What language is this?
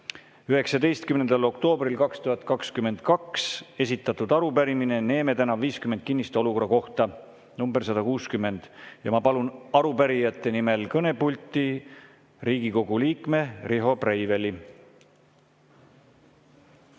Estonian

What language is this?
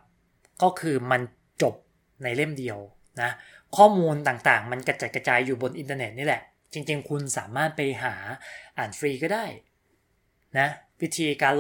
Thai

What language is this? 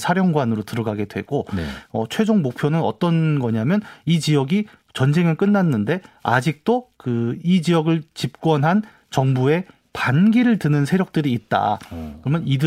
Korean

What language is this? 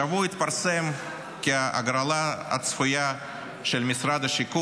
Hebrew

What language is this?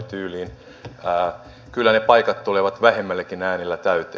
Finnish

